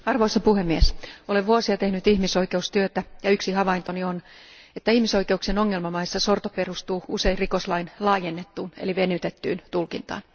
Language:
Finnish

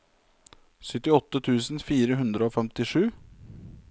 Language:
Norwegian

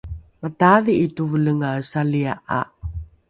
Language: Rukai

